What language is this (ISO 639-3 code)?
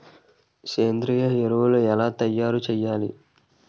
tel